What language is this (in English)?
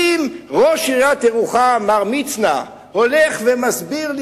Hebrew